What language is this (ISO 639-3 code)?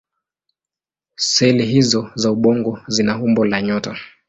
swa